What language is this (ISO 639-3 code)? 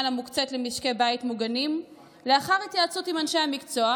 heb